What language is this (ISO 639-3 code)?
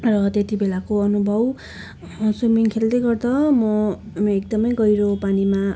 nep